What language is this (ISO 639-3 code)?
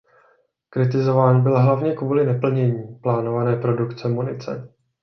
ces